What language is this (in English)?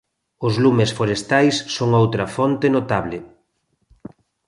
Galician